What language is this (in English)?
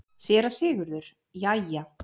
Icelandic